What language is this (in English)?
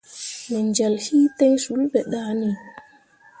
Mundang